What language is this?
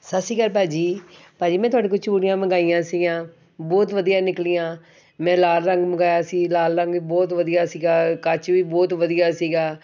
Punjabi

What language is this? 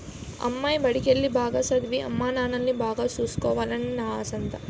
Telugu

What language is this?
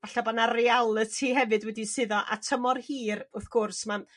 Welsh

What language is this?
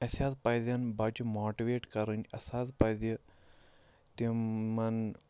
Kashmiri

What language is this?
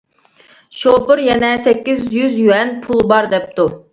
Uyghur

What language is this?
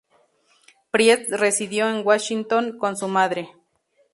Spanish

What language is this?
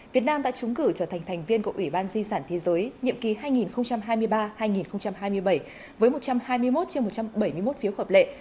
Vietnamese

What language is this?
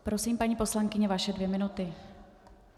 Czech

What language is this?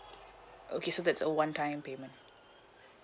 English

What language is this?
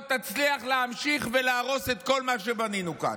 Hebrew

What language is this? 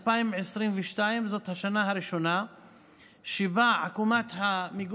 Hebrew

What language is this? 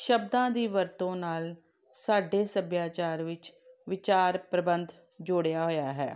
Punjabi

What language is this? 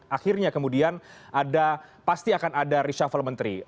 Indonesian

